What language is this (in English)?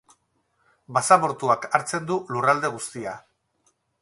Basque